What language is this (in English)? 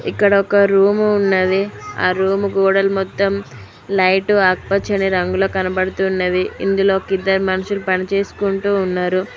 Telugu